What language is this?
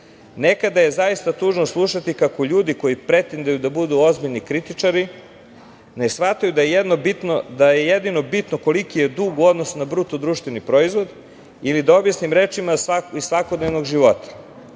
Serbian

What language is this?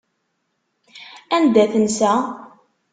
Kabyle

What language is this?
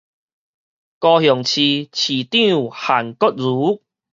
Min Nan Chinese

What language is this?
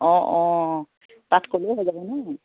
Assamese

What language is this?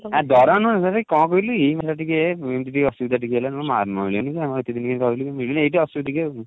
Odia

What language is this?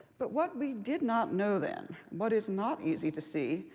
English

